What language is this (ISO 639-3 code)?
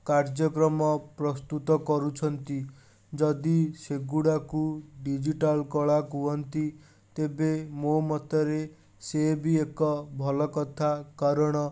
ori